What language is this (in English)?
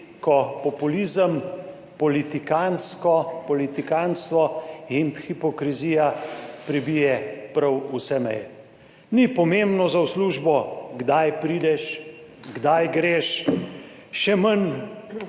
Slovenian